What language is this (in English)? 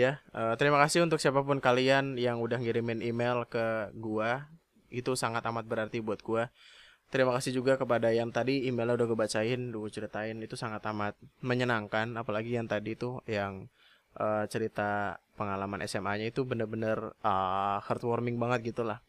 Indonesian